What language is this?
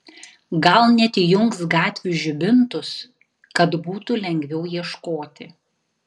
Lithuanian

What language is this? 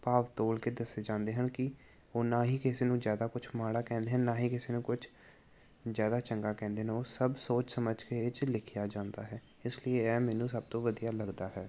Punjabi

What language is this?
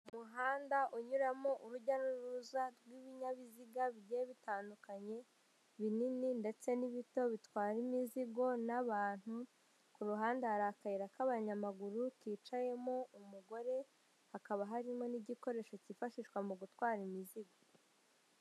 Kinyarwanda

